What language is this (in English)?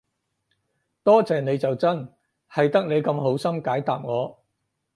Cantonese